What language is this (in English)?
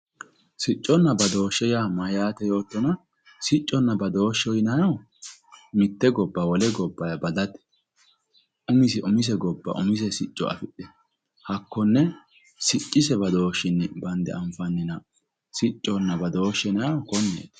Sidamo